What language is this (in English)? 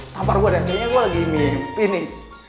Indonesian